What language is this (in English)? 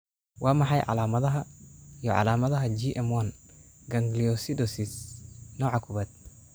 Somali